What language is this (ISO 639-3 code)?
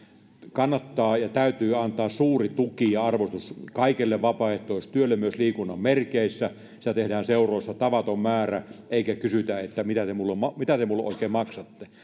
fin